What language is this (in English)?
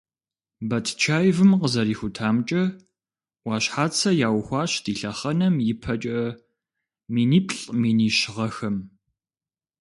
Kabardian